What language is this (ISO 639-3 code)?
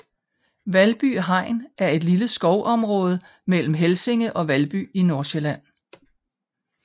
dan